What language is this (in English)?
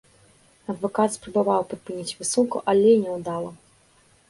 Belarusian